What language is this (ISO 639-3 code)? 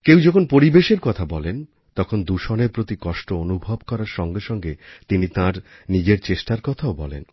ben